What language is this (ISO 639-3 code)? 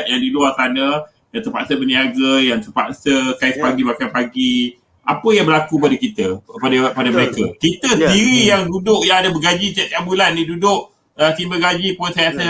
msa